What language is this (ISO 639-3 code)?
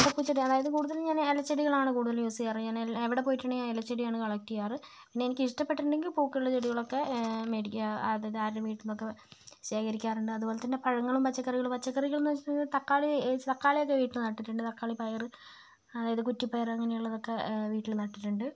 mal